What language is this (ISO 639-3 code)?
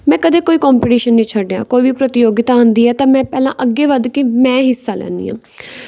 pan